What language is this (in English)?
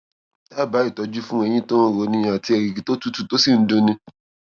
Yoruba